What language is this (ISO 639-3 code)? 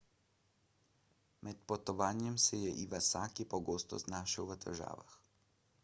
slv